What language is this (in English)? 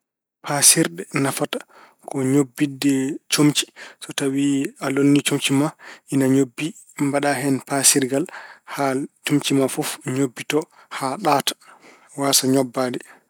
Fula